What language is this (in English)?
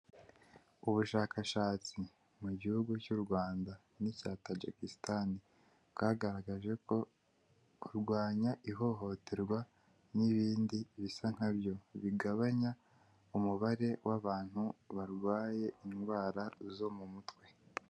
Kinyarwanda